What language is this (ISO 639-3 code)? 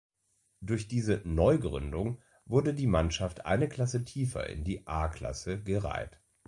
deu